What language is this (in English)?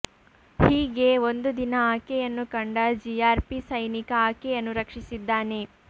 Kannada